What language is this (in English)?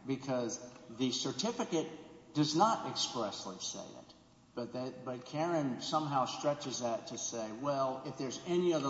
English